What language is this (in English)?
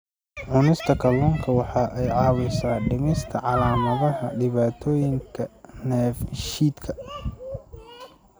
Somali